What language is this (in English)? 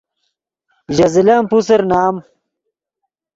Yidgha